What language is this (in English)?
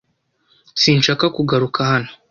Kinyarwanda